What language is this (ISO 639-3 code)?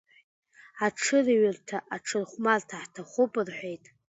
abk